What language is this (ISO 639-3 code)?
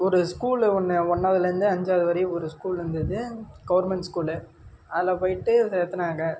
tam